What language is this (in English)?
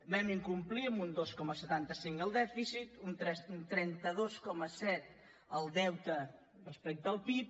Catalan